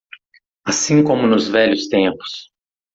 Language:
Portuguese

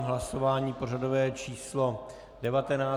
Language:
Czech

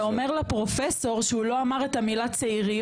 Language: Hebrew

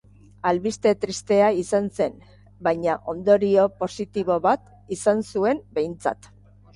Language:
Basque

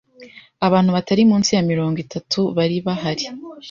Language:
Kinyarwanda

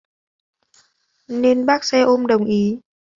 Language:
Vietnamese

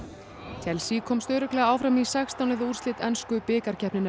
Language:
Icelandic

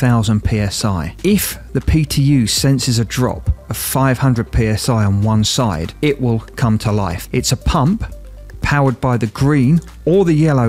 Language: English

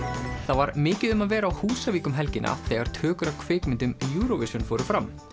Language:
Icelandic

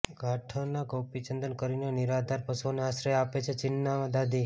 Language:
Gujarati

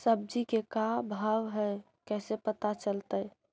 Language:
Magahi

